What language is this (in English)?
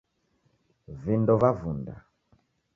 Taita